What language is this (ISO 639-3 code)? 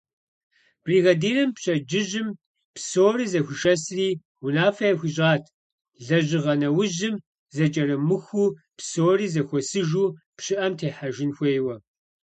kbd